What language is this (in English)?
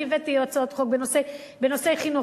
Hebrew